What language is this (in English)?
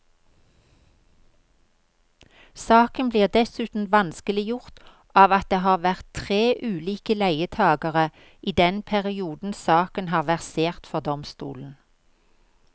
Norwegian